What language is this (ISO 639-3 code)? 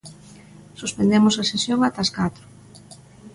glg